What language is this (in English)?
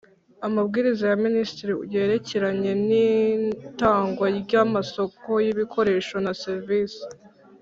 Kinyarwanda